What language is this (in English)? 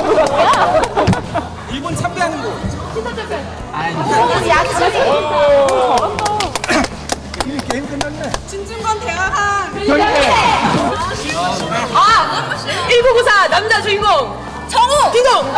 Korean